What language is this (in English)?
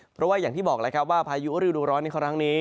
Thai